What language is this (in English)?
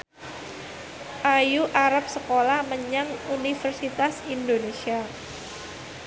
Javanese